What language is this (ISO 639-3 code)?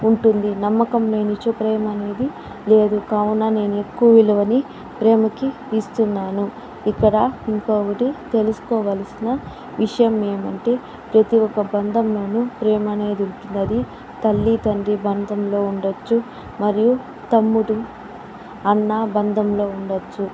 tel